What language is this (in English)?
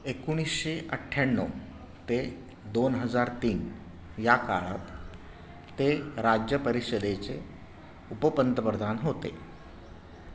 Marathi